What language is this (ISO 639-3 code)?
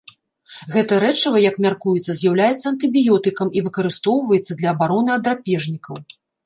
bel